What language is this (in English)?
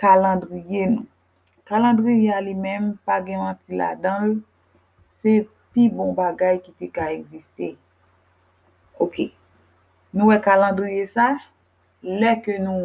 French